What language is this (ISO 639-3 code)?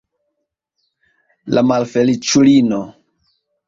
epo